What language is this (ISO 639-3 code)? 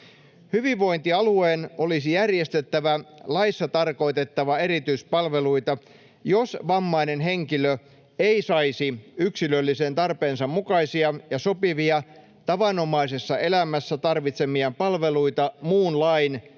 fin